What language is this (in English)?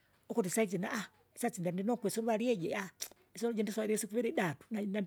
Kinga